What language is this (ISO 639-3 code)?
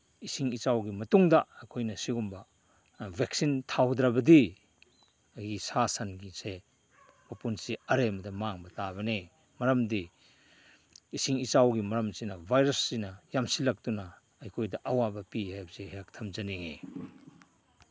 mni